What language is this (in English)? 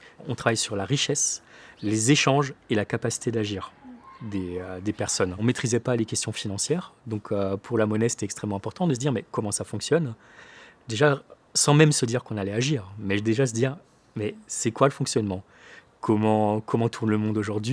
French